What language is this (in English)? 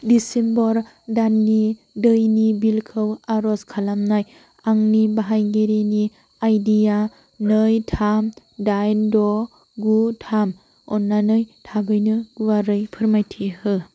Bodo